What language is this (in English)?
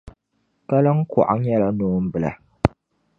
Dagbani